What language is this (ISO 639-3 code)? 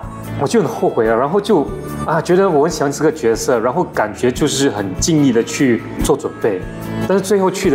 zho